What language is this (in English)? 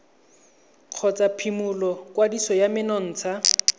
Tswana